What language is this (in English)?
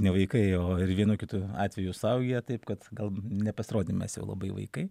Lithuanian